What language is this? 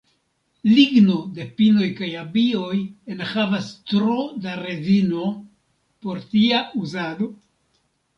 Esperanto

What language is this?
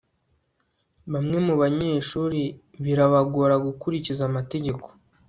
Kinyarwanda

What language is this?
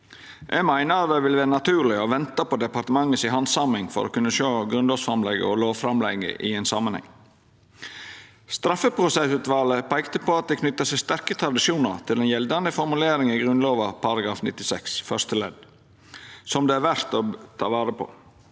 Norwegian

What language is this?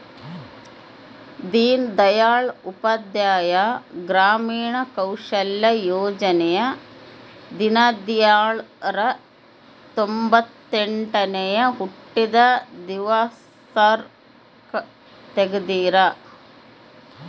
Kannada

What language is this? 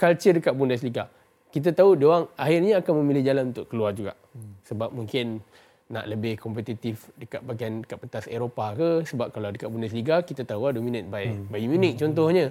Malay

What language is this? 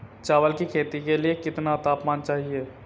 Hindi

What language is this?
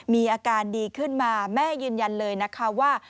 Thai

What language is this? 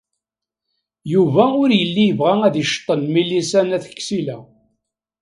Kabyle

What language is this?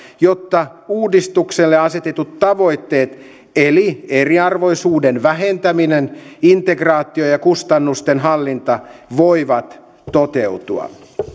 Finnish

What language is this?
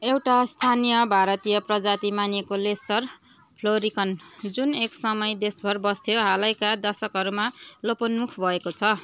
Nepali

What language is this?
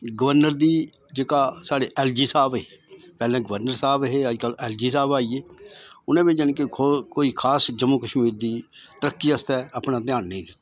Dogri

